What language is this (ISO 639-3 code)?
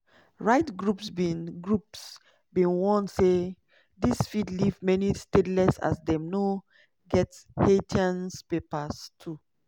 pcm